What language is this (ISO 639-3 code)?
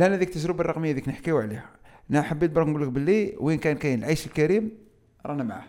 ara